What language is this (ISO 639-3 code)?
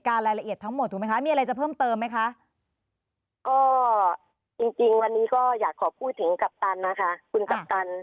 tha